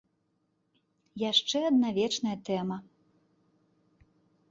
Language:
Belarusian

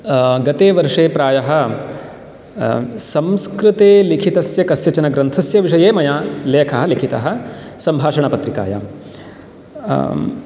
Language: Sanskrit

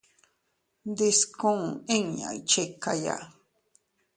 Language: Teutila Cuicatec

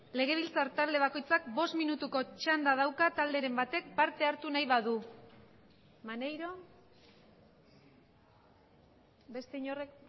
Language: Basque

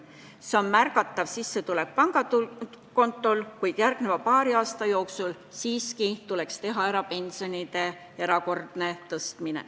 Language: Estonian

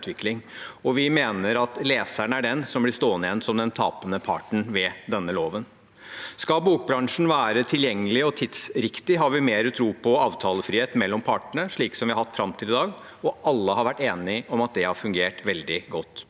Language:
Norwegian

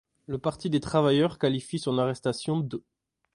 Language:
French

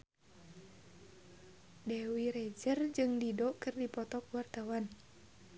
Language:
Sundanese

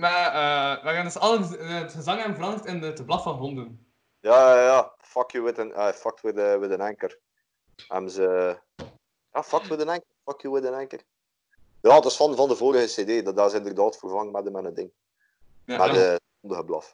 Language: Dutch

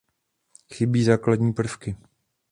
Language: Czech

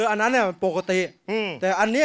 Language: Thai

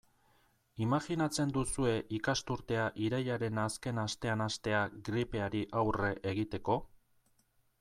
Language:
Basque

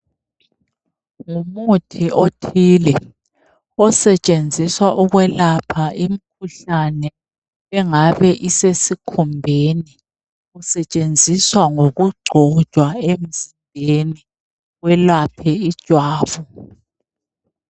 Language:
North Ndebele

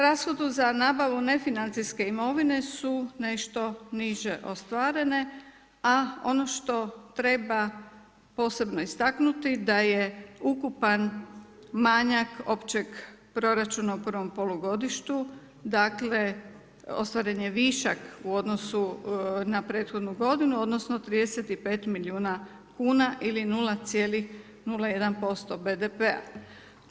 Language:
Croatian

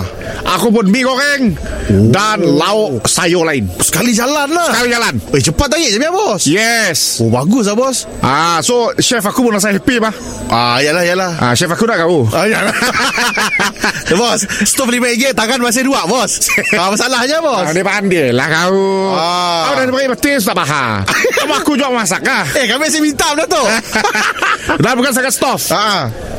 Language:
Malay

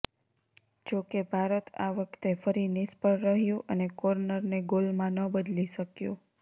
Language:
Gujarati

